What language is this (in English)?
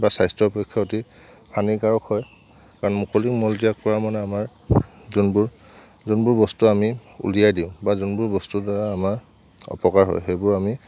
Assamese